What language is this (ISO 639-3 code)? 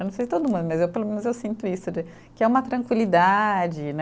por